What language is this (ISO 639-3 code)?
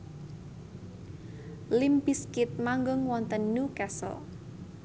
jav